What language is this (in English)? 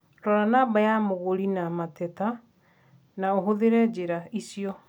Kikuyu